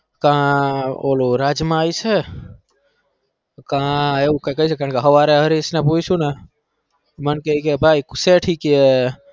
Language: Gujarati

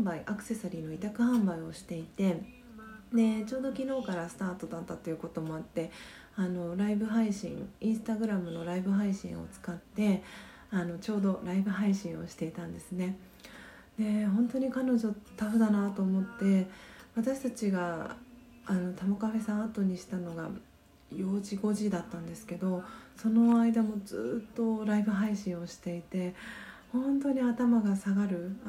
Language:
Japanese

